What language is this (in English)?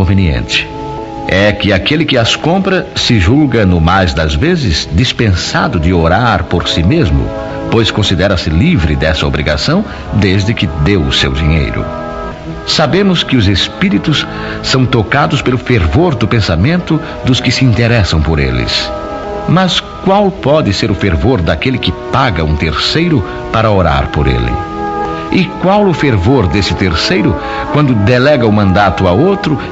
Portuguese